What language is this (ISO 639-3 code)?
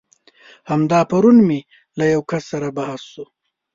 pus